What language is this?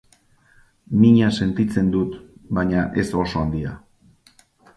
Basque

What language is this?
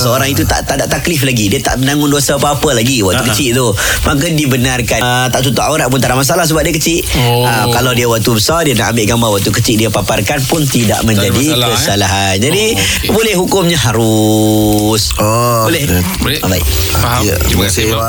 Malay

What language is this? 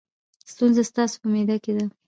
Pashto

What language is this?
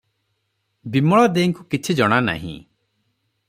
Odia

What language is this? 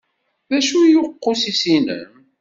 Kabyle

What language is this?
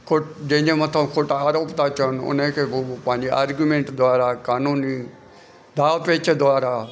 Sindhi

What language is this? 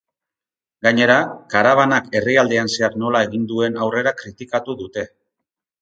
Basque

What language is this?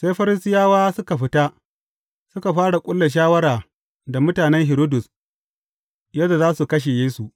Hausa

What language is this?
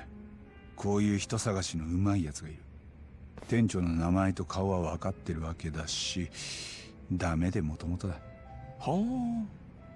Japanese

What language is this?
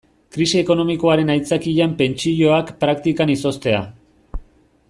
Basque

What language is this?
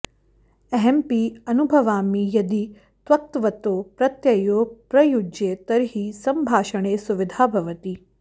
Sanskrit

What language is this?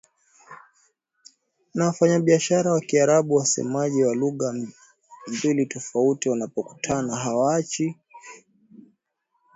Swahili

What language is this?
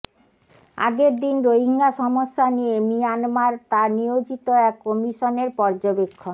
Bangla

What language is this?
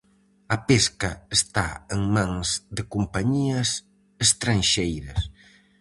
Galician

